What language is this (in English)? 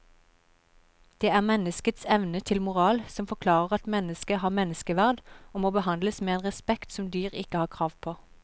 Norwegian